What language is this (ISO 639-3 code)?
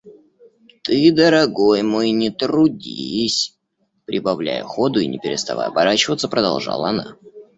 rus